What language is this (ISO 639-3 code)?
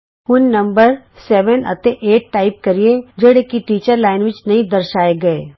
pan